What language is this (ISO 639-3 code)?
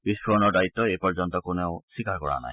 asm